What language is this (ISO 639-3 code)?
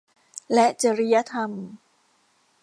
tha